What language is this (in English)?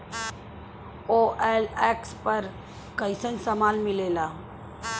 Bhojpuri